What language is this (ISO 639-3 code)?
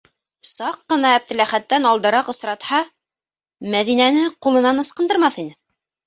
bak